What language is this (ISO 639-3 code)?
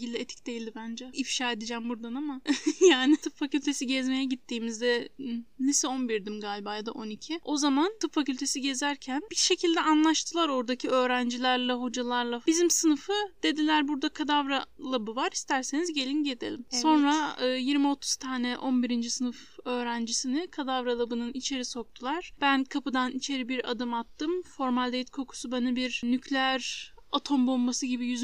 tur